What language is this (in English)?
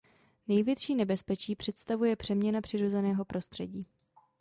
Czech